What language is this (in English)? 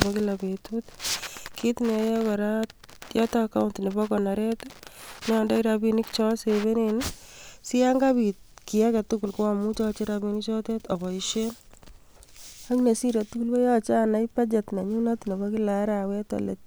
Kalenjin